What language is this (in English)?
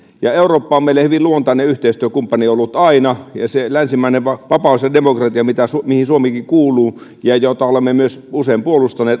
Finnish